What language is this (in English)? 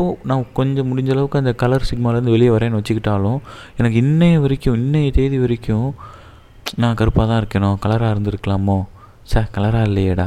Tamil